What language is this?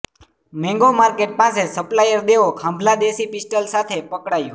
Gujarati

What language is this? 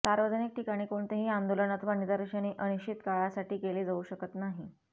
Marathi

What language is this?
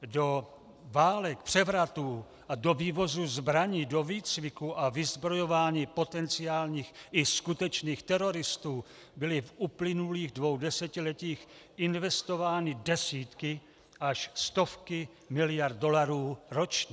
Czech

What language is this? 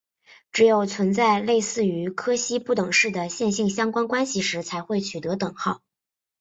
Chinese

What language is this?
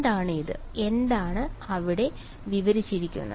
Malayalam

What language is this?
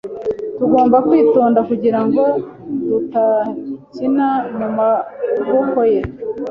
Kinyarwanda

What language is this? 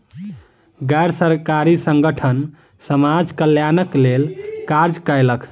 Maithili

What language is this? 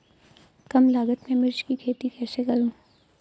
Hindi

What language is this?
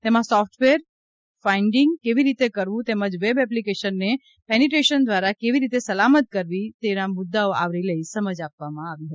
Gujarati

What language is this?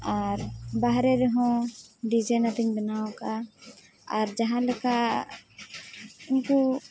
Santali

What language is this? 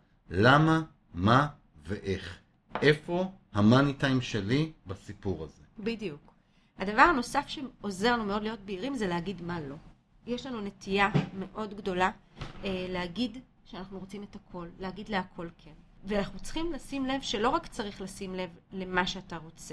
Hebrew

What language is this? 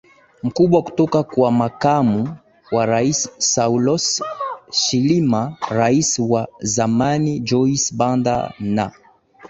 Swahili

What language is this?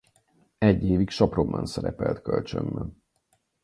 Hungarian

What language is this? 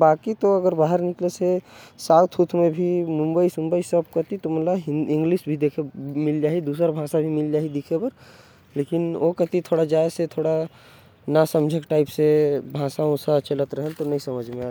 Korwa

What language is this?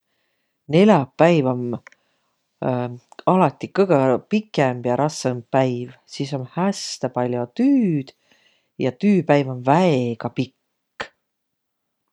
Võro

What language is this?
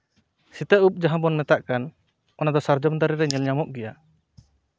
Santali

